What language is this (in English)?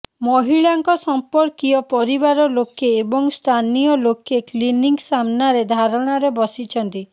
Odia